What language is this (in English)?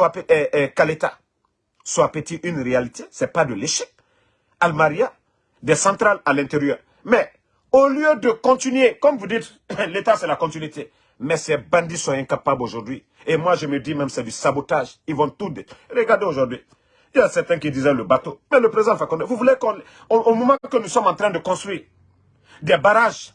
French